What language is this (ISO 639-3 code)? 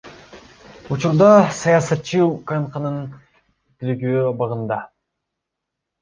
kir